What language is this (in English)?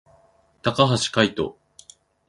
Japanese